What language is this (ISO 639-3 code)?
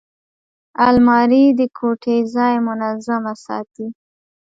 pus